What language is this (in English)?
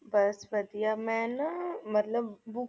Punjabi